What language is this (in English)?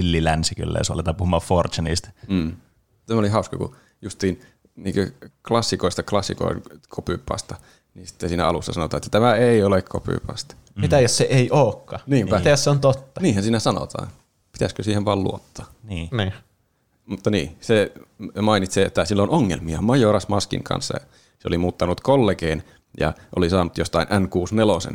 Finnish